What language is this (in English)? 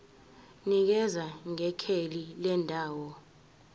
Zulu